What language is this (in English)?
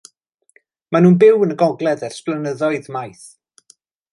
Welsh